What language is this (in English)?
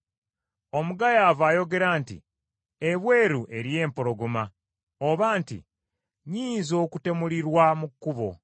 Ganda